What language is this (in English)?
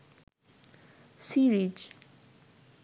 Bangla